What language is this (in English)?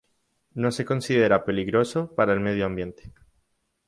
Spanish